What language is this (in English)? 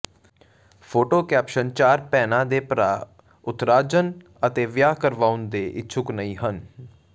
Punjabi